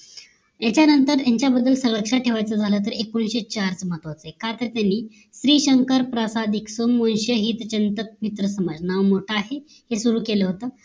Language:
Marathi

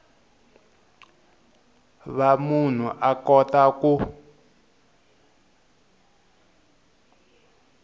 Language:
Tsonga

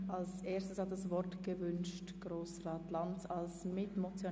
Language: Swiss German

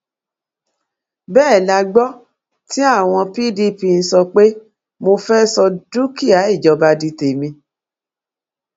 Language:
Yoruba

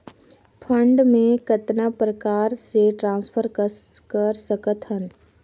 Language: Chhattisgarhi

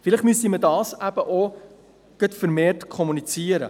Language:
Swiss German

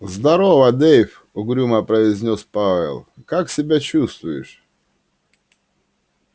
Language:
Russian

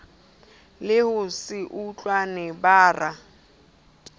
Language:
Southern Sotho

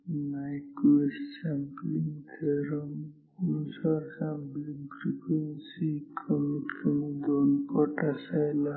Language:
Marathi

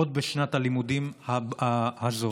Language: Hebrew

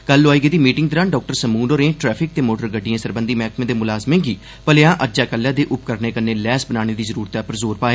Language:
Dogri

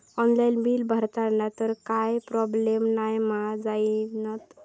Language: Marathi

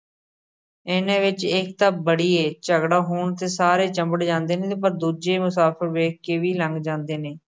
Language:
Punjabi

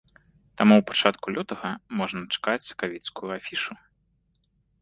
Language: Belarusian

